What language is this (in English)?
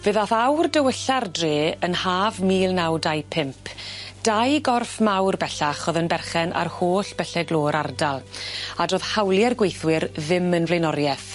Welsh